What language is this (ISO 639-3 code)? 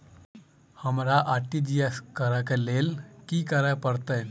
mai